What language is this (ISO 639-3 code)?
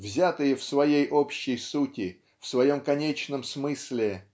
rus